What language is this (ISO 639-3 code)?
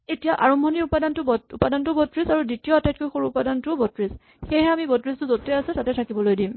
asm